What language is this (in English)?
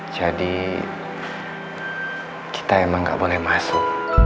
Indonesian